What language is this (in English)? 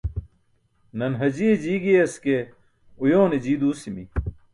Burushaski